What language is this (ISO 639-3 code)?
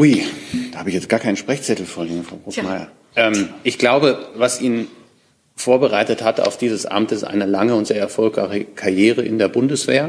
deu